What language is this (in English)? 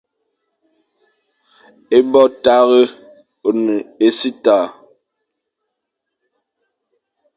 Fang